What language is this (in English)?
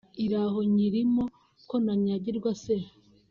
Kinyarwanda